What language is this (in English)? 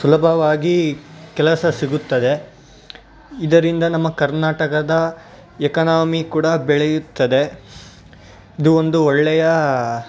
Kannada